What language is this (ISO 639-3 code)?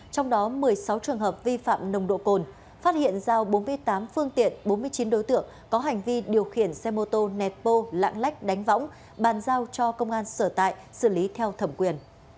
vie